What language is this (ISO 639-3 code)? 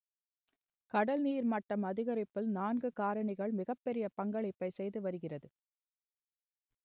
tam